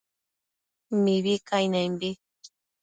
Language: Matsés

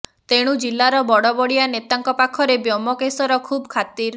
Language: Odia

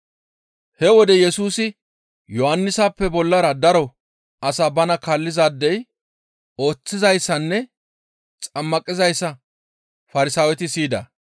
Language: Gamo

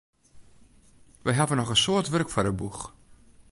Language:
Western Frisian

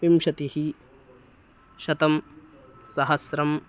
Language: Sanskrit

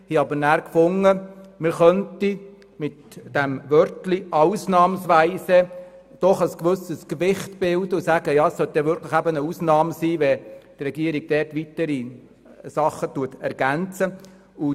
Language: Swiss German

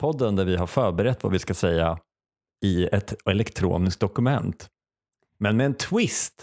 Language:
Swedish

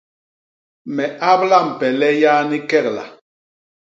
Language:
Basaa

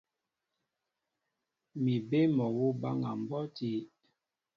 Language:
Mbo (Cameroon)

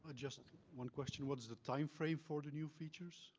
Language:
English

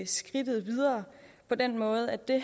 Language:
Danish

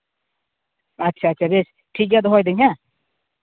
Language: Santali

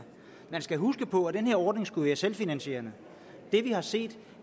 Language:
Danish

